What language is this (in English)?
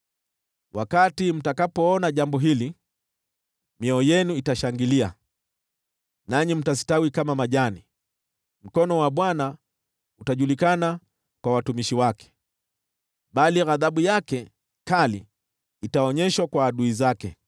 Swahili